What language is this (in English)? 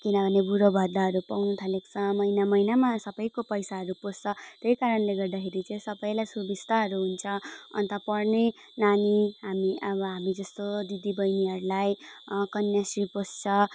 Nepali